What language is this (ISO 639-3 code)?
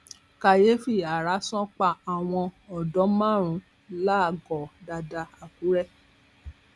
yor